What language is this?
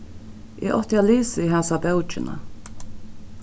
Faroese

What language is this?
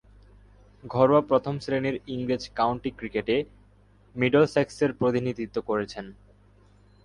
Bangla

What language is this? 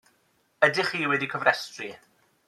Welsh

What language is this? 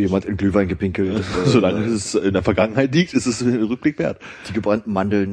German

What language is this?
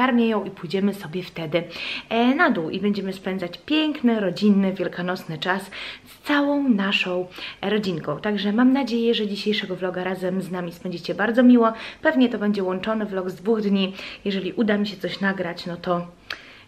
Polish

